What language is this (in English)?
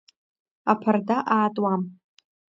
Abkhazian